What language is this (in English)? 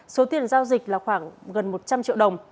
Vietnamese